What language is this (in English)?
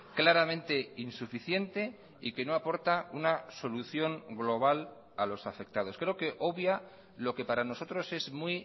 Spanish